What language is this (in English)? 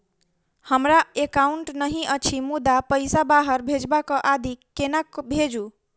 Maithili